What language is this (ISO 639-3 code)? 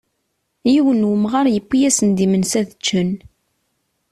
kab